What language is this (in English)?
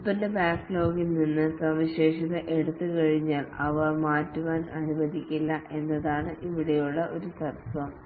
Malayalam